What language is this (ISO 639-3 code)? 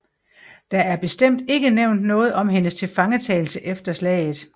dan